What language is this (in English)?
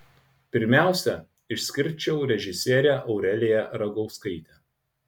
Lithuanian